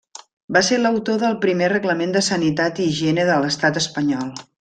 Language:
Catalan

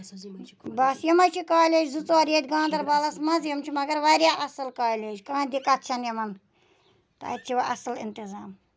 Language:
Kashmiri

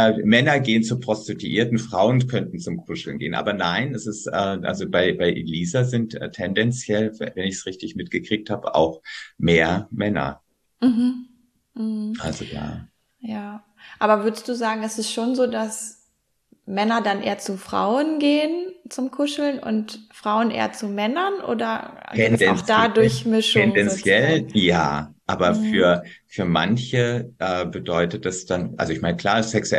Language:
German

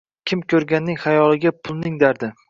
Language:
Uzbek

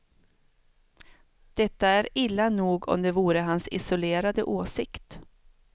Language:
Swedish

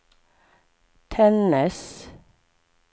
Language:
Swedish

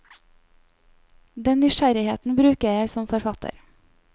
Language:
Norwegian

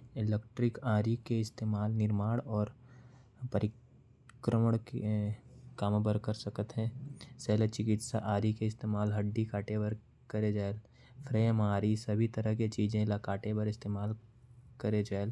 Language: Korwa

